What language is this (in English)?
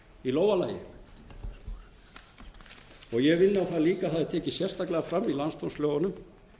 Icelandic